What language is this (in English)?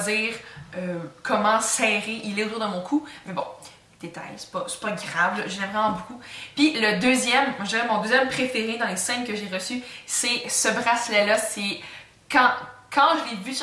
French